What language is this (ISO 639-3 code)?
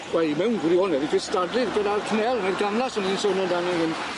cym